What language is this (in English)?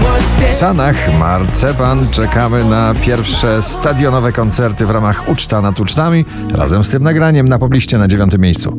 Polish